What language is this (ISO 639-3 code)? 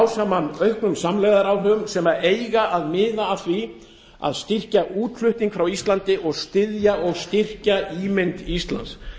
isl